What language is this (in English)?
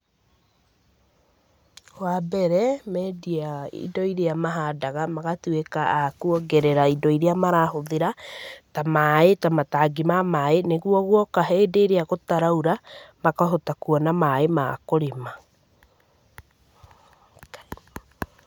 Kikuyu